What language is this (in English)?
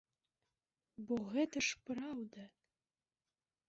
Belarusian